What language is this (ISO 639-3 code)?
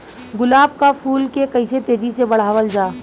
bho